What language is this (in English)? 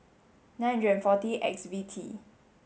English